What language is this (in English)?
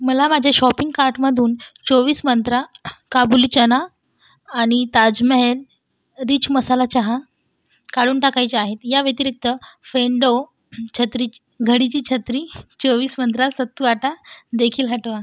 Marathi